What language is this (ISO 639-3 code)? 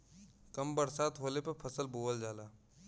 bho